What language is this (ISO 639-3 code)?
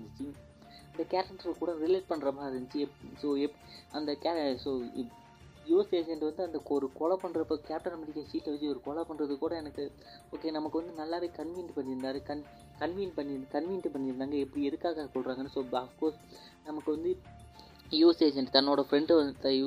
mal